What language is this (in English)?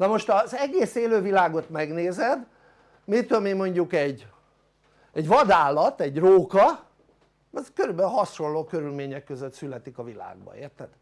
Hungarian